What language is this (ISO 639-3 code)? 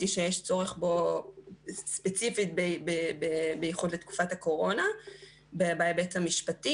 heb